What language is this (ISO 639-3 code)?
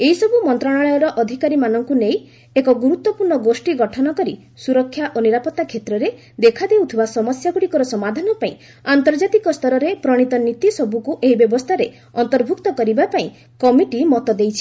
ori